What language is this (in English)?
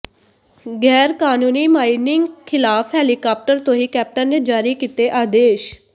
Punjabi